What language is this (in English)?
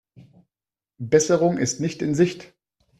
German